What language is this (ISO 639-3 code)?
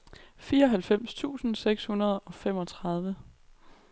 dan